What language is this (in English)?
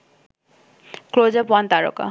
Bangla